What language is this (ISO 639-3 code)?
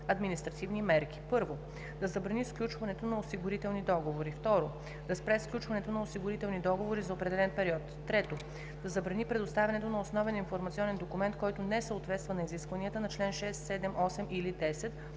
bul